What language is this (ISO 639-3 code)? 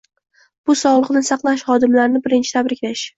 uzb